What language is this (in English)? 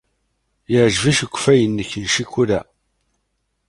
Kabyle